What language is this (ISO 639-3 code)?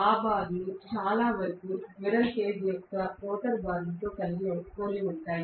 tel